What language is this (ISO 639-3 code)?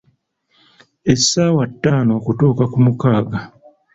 lug